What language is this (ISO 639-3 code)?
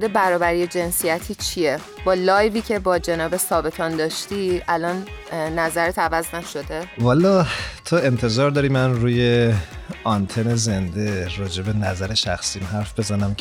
fas